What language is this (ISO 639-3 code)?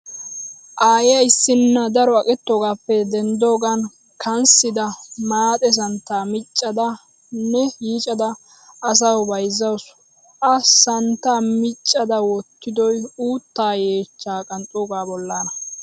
wal